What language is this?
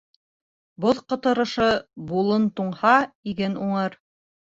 Bashkir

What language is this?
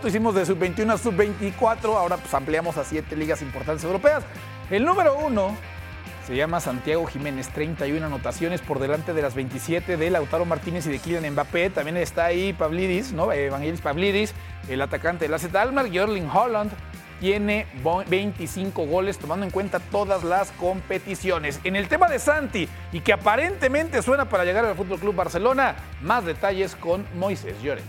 Spanish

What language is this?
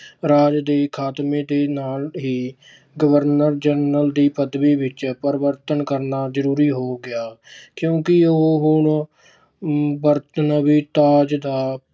Punjabi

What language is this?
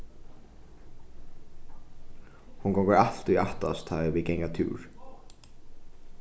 Faroese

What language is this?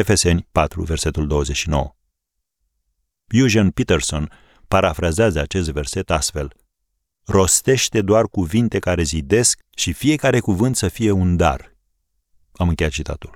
Romanian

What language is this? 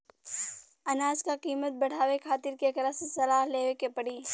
Bhojpuri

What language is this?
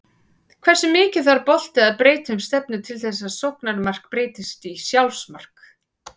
Icelandic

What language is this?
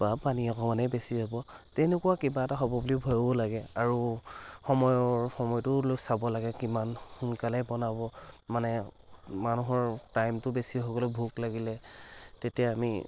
Assamese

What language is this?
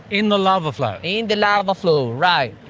English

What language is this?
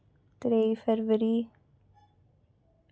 Dogri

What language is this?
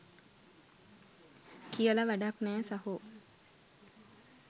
Sinhala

